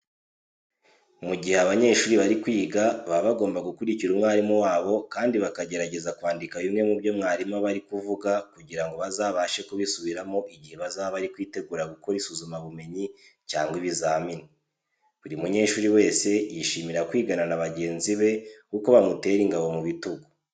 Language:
Kinyarwanda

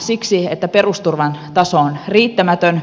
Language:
Finnish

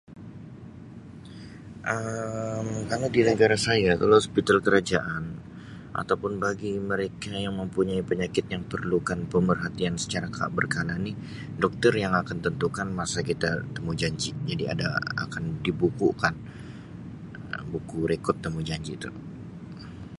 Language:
Sabah Malay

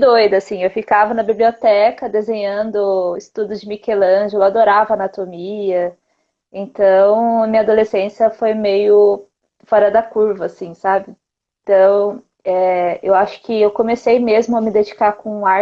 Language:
Portuguese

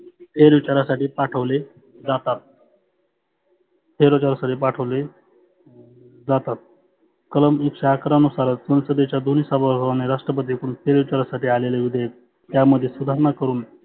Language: Marathi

